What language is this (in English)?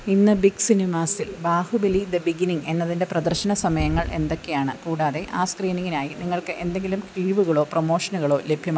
Malayalam